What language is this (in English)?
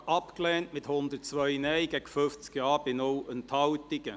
Swiss German